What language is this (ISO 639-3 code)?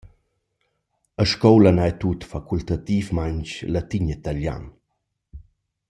roh